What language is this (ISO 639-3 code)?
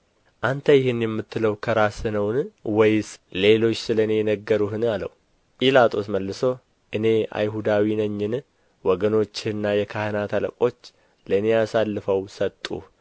amh